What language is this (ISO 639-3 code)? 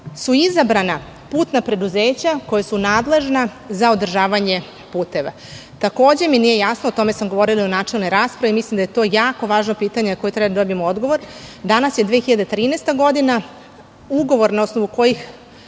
srp